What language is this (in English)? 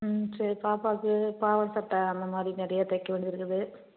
Tamil